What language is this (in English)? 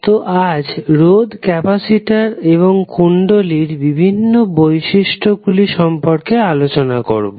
Bangla